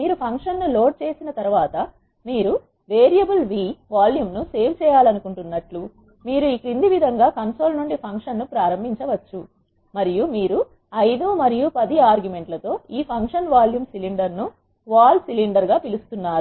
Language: Telugu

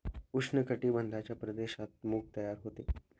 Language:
Marathi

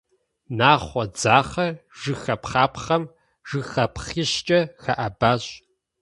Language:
Kabardian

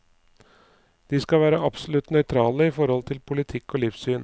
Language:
Norwegian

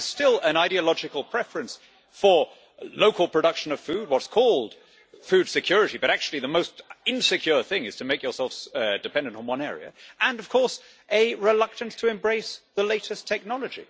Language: English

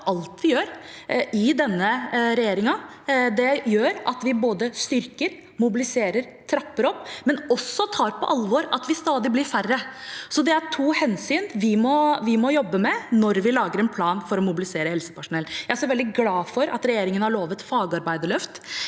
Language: Norwegian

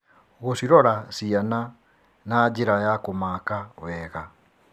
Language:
Kikuyu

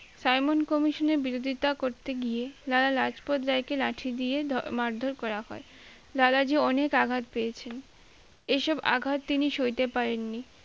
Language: Bangla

